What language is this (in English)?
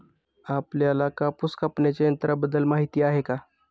Marathi